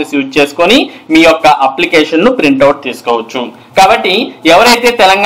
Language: Telugu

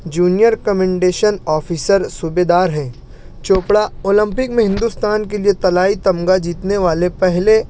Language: Urdu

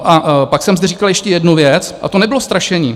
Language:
Czech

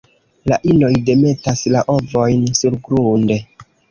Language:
Esperanto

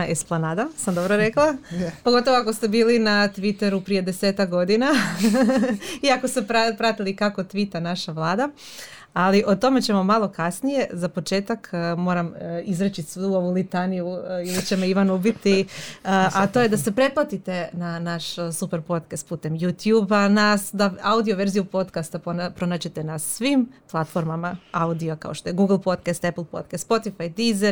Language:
Croatian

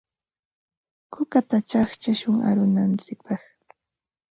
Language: Ambo-Pasco Quechua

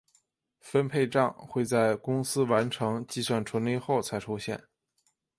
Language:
Chinese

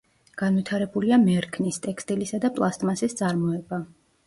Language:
Georgian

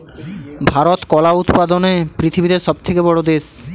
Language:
Bangla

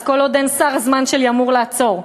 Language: Hebrew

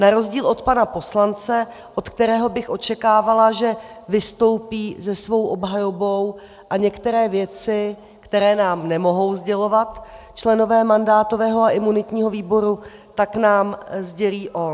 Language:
Czech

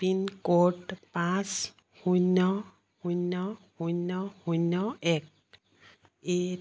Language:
Assamese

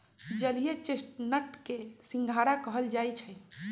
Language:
Magahi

